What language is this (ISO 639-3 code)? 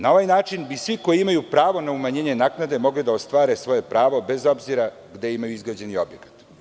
srp